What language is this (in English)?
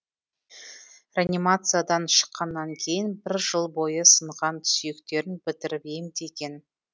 Kazakh